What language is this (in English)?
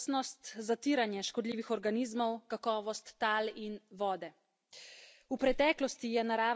Slovenian